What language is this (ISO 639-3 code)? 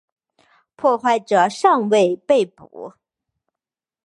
zho